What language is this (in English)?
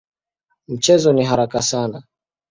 Swahili